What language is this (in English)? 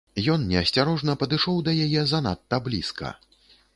Belarusian